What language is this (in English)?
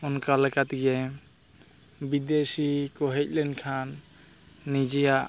Santali